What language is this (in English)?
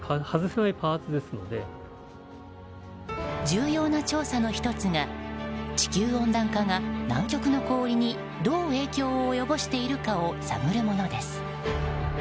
Japanese